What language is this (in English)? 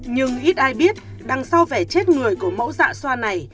Vietnamese